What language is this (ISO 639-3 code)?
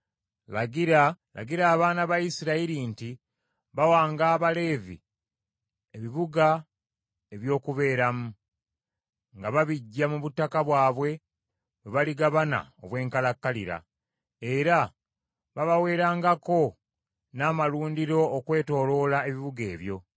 lug